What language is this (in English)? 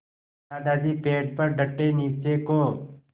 Hindi